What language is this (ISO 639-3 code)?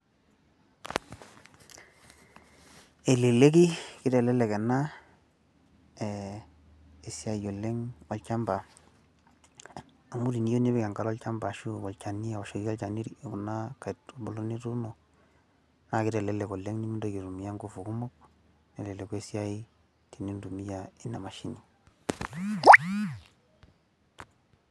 mas